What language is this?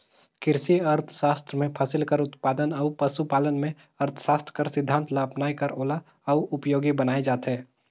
Chhattisgarhi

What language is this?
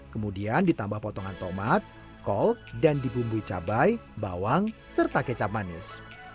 Indonesian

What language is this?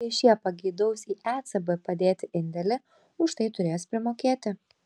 Lithuanian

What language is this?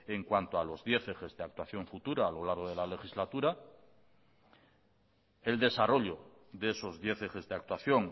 Spanish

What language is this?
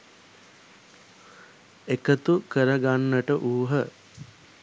Sinhala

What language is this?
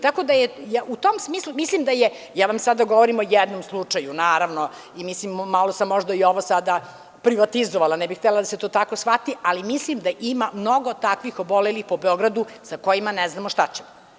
Serbian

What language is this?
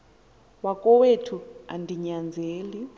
Xhosa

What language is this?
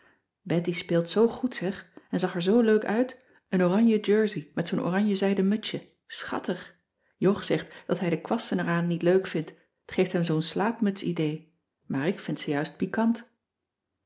Dutch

